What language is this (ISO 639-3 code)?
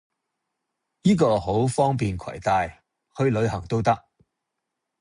yue